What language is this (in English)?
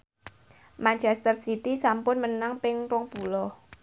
Javanese